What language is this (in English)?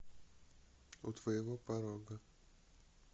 Russian